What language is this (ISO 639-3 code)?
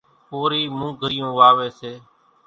gjk